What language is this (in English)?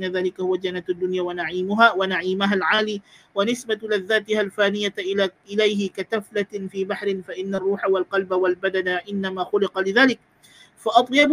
Malay